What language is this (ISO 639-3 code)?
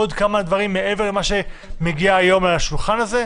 heb